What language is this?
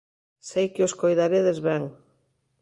Galician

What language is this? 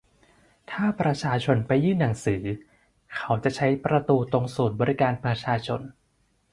Thai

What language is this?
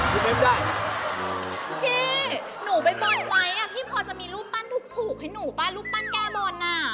Thai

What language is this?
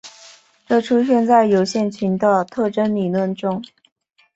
Chinese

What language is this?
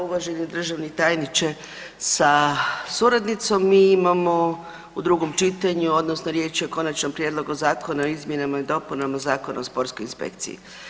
Croatian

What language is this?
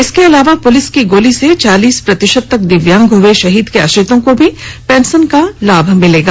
Hindi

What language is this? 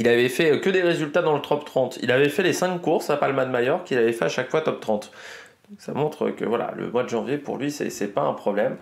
French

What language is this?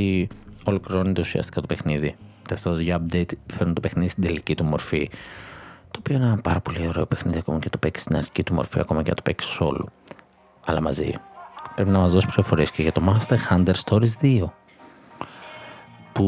Greek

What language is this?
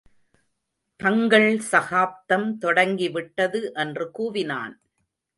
Tamil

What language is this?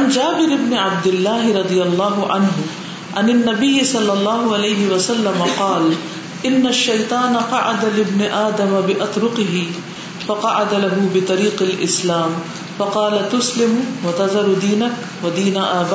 Urdu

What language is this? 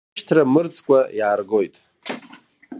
Abkhazian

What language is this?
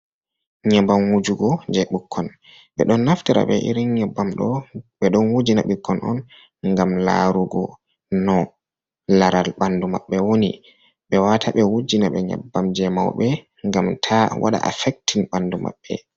Fula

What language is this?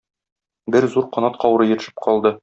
Tatar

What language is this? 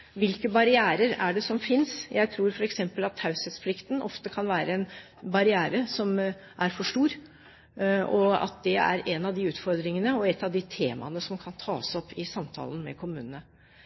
Norwegian Bokmål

